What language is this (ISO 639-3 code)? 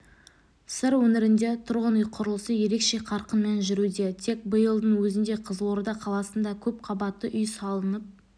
kaz